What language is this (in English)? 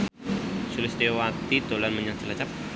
Javanese